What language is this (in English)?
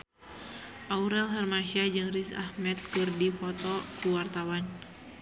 Sundanese